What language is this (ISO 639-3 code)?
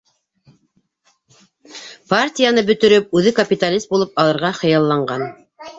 bak